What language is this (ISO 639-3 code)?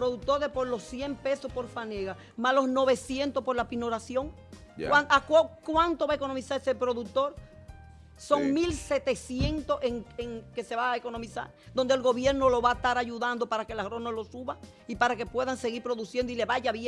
spa